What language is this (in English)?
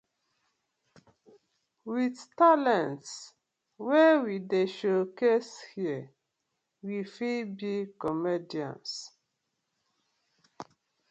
Nigerian Pidgin